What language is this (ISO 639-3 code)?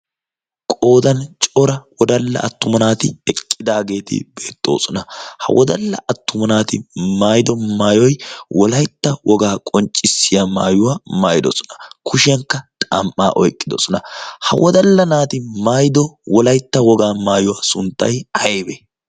wal